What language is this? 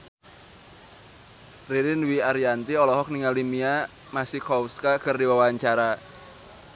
Sundanese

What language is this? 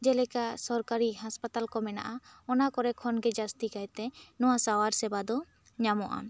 Santali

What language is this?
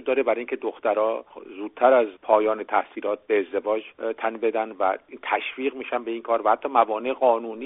Persian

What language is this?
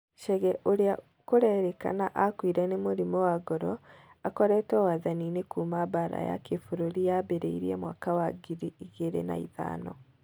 Kikuyu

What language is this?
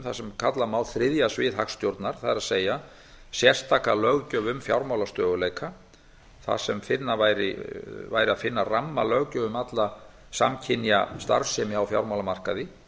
Icelandic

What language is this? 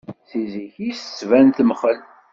Kabyle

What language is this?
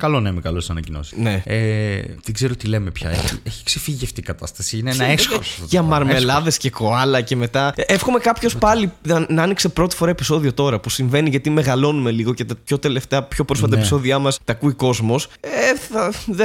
Greek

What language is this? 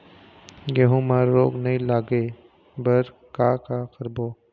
Chhattisgarhi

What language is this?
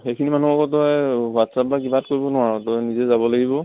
Assamese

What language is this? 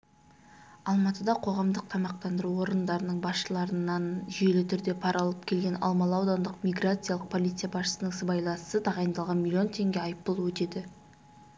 Kazakh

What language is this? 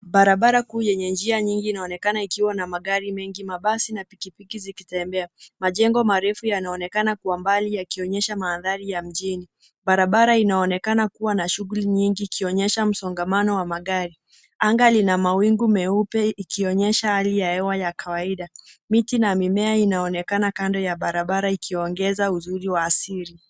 Swahili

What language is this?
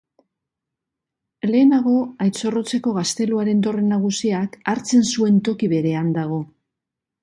Basque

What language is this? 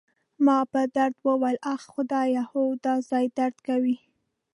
Pashto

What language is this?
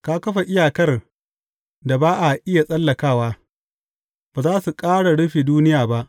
Hausa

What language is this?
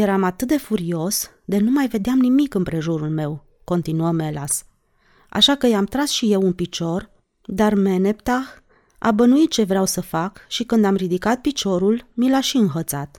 Romanian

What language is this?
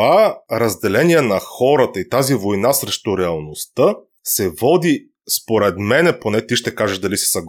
Bulgarian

